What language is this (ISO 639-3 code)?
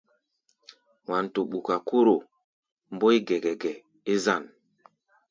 gba